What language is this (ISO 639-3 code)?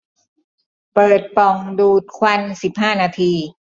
tha